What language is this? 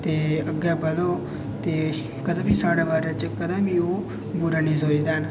Dogri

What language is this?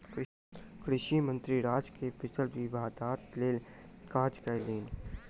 Maithili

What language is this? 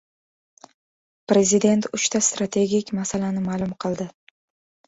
Uzbek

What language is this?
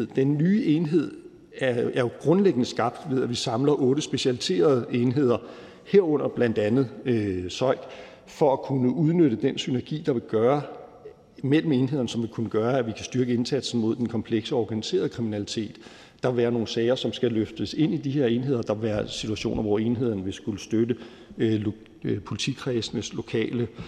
Danish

